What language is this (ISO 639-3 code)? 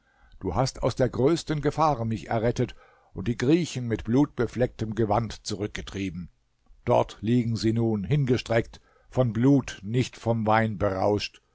deu